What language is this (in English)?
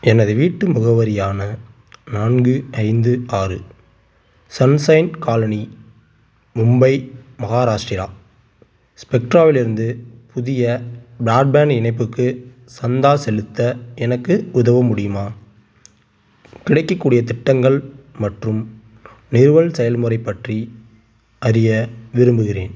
Tamil